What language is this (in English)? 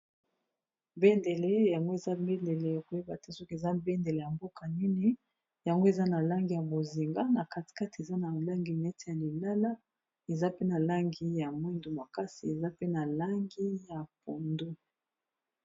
Lingala